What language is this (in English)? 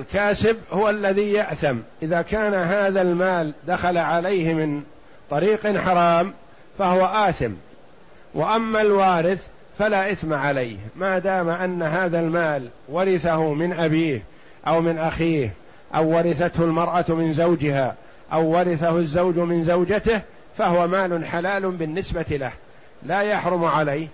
Arabic